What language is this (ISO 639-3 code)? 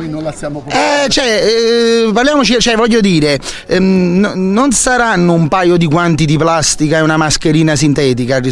ita